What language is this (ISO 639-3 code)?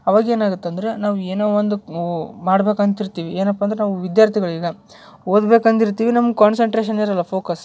kan